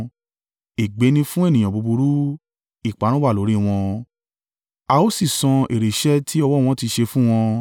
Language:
Yoruba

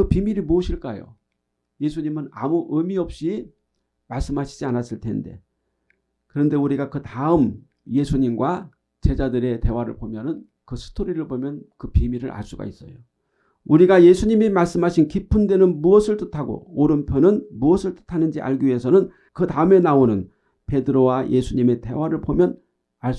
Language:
Korean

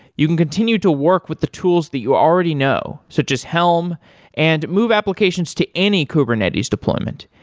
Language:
English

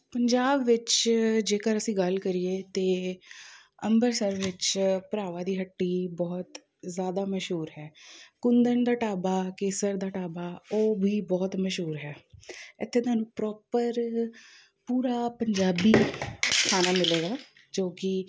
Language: Punjabi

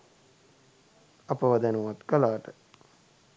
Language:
Sinhala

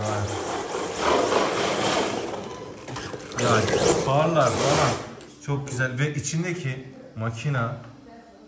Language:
Turkish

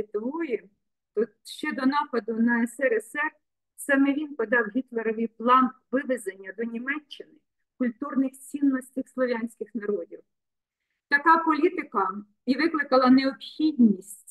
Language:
Ukrainian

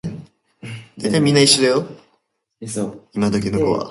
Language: Japanese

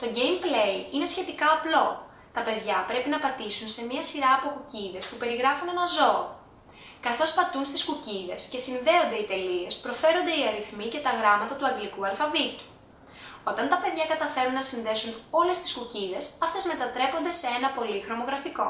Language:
Greek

